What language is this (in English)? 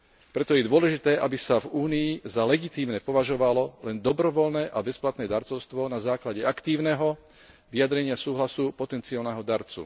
Slovak